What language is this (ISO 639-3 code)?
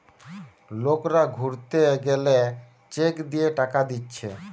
ben